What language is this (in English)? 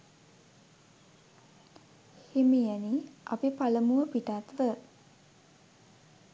Sinhala